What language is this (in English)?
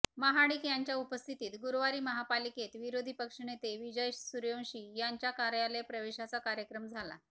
Marathi